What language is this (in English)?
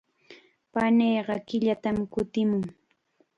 Chiquián Ancash Quechua